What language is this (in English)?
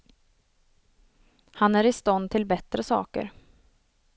Swedish